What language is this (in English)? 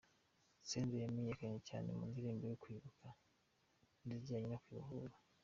Kinyarwanda